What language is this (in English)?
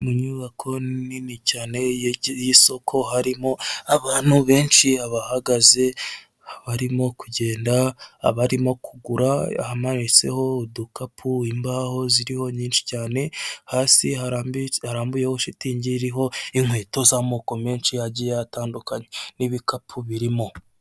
Kinyarwanda